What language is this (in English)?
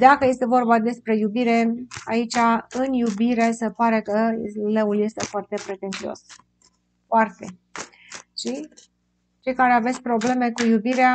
Romanian